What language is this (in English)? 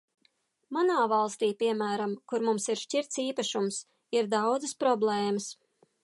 Latvian